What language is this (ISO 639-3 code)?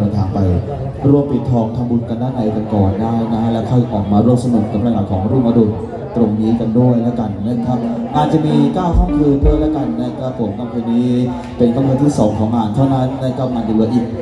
tha